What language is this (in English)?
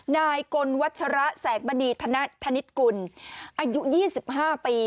Thai